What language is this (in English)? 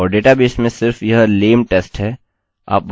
Hindi